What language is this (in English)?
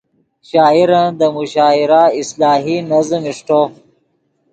Yidgha